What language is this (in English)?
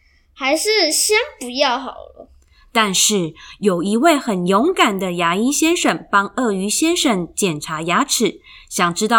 Chinese